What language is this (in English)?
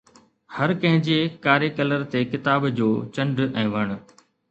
Sindhi